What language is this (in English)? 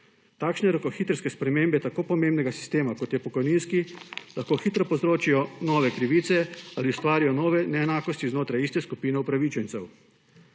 Slovenian